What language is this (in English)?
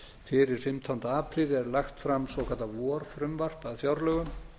Icelandic